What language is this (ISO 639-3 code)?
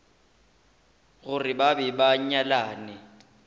nso